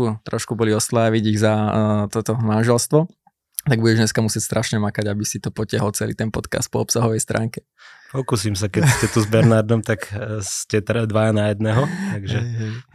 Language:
Slovak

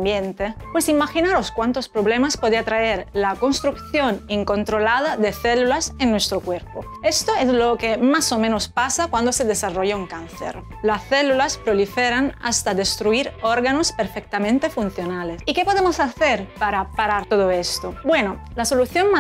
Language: Spanish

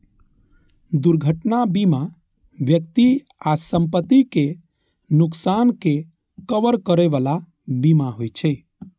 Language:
Maithili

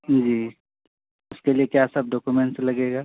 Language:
Urdu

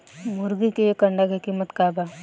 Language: Bhojpuri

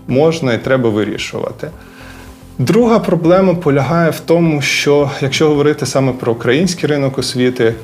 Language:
Ukrainian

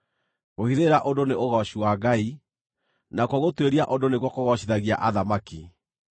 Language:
Kikuyu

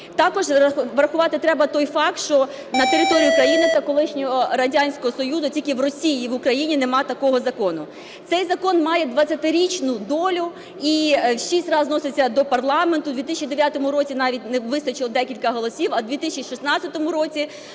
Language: Ukrainian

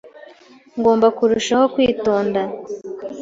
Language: Kinyarwanda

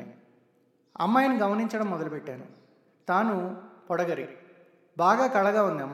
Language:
Telugu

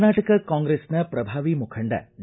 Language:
Kannada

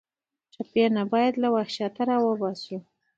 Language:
Pashto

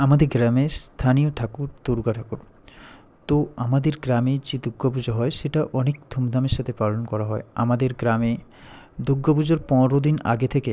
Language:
Bangla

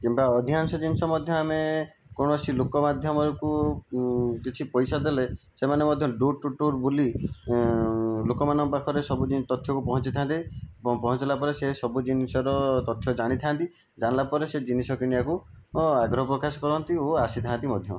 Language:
Odia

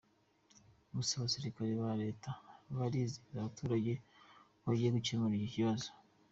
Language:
Kinyarwanda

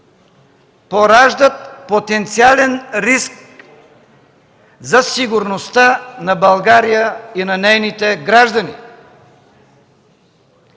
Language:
Bulgarian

